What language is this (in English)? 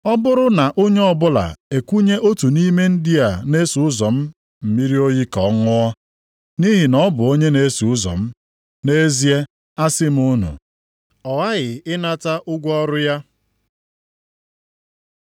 Igbo